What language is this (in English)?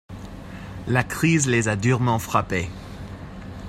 French